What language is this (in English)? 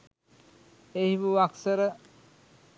Sinhala